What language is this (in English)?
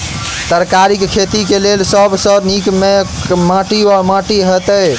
Maithili